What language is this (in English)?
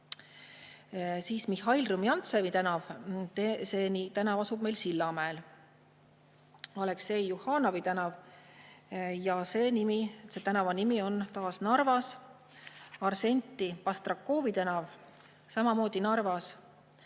Estonian